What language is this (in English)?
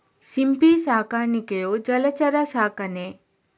Kannada